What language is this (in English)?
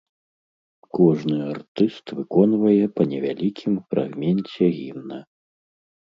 Belarusian